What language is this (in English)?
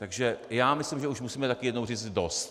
Czech